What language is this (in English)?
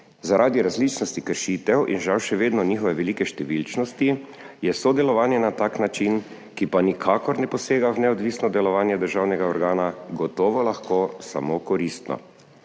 Slovenian